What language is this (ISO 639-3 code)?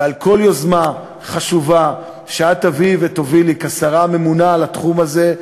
heb